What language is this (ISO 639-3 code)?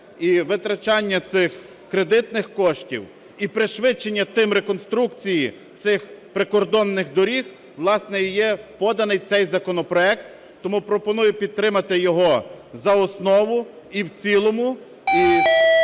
ukr